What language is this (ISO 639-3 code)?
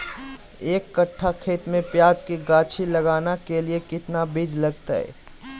mag